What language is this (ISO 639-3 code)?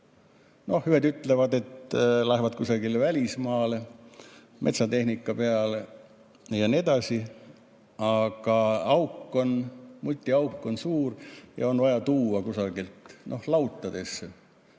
est